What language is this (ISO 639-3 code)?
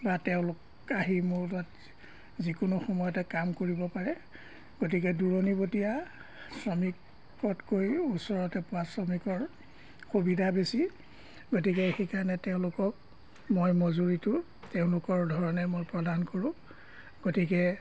asm